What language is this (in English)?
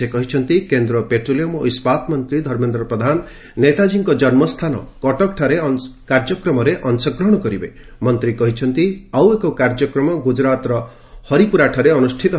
Odia